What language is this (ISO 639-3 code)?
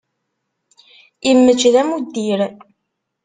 kab